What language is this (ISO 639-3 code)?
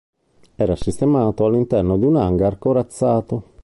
ita